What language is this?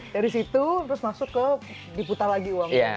Indonesian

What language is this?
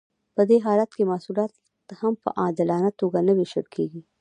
Pashto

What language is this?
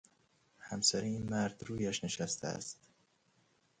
Persian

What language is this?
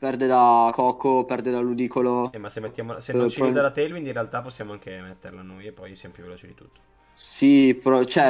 Italian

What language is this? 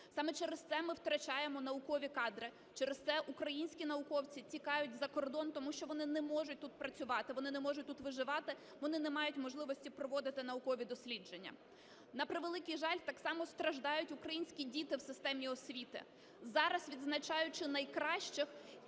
Ukrainian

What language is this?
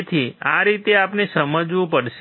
Gujarati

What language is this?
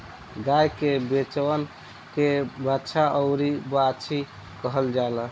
Bhojpuri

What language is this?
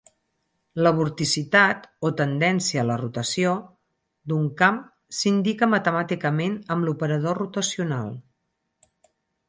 Catalan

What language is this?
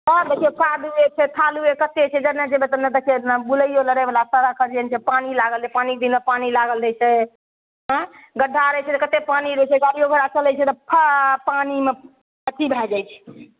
Maithili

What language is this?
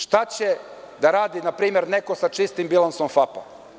Serbian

